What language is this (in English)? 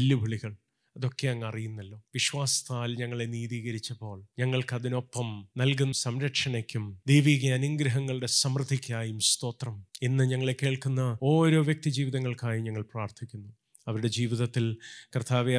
Malayalam